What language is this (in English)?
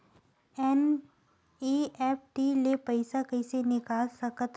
Chhattisgarhi